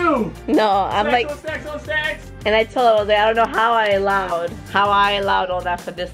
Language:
English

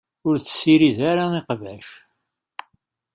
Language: Kabyle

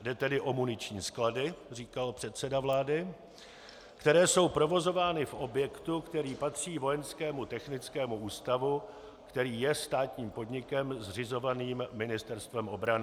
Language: Czech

